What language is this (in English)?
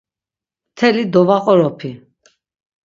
Laz